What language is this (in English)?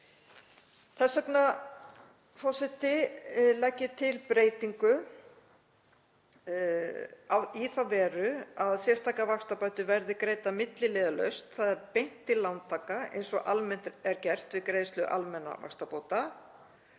Icelandic